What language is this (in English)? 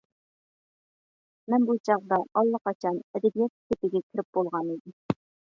Uyghur